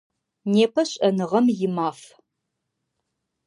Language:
Adyghe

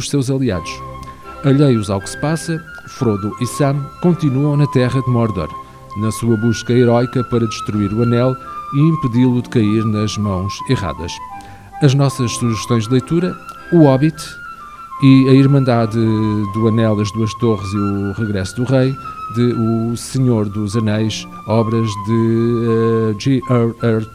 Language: Portuguese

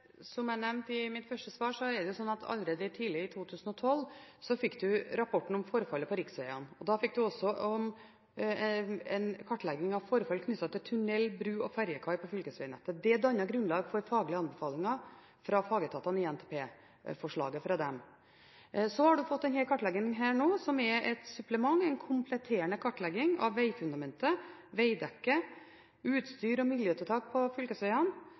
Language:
Norwegian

